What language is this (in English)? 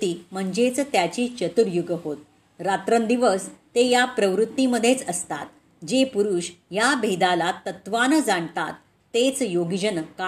Marathi